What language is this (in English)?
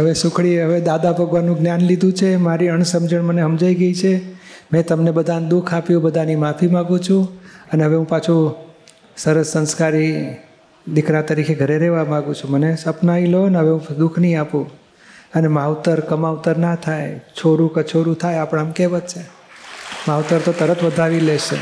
Gujarati